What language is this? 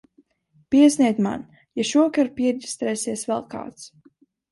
Latvian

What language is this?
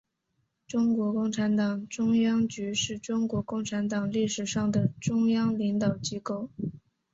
Chinese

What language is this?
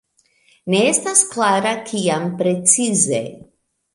Esperanto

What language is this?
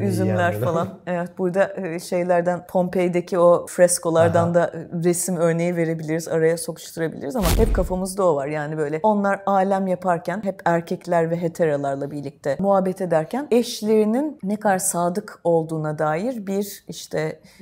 Turkish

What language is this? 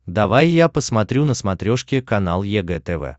Russian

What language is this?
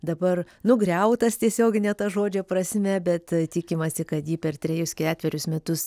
Lithuanian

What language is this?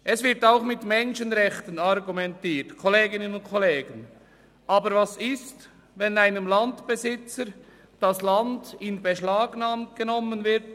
Swiss German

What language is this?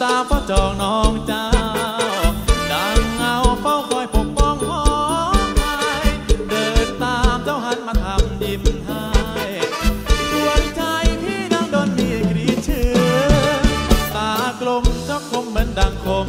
Thai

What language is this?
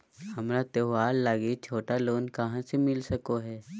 Magahi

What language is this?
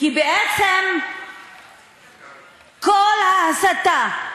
Hebrew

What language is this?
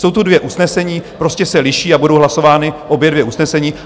Czech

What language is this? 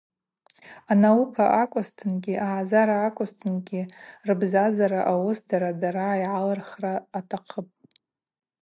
Abaza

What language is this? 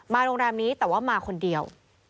Thai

